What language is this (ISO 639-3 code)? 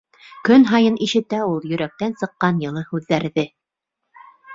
bak